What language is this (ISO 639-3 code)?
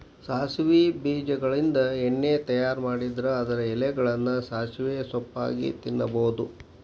kan